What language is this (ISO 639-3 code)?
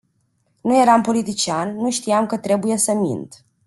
ron